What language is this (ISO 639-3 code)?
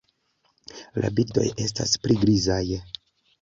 epo